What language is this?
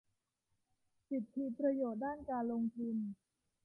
Thai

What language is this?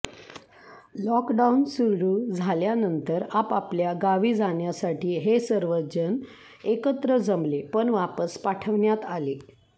Marathi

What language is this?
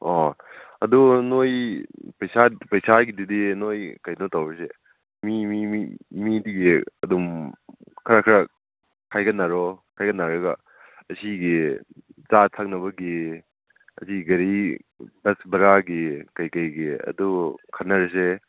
Manipuri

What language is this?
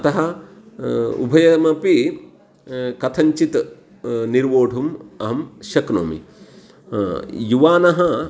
Sanskrit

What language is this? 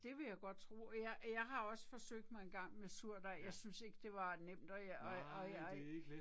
Danish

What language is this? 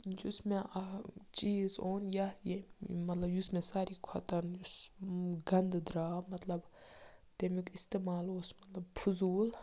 Kashmiri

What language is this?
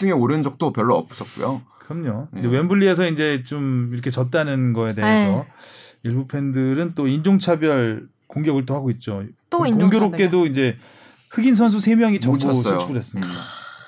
Korean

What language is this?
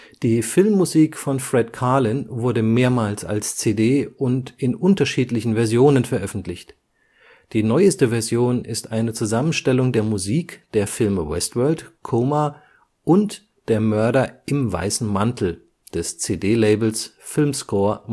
German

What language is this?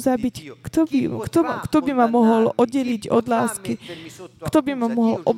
Slovak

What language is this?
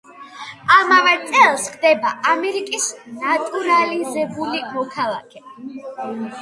Georgian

